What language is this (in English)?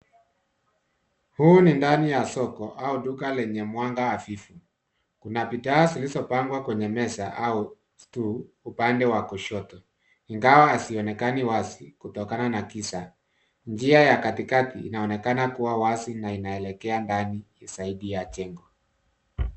Swahili